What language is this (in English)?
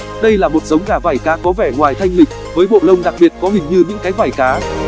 Vietnamese